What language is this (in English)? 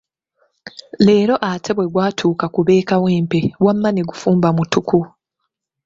Ganda